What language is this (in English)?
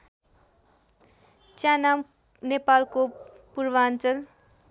Nepali